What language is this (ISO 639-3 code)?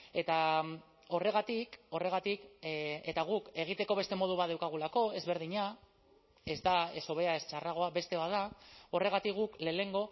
eus